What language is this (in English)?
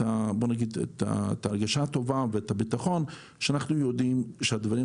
Hebrew